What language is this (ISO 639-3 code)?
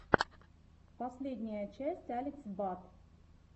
rus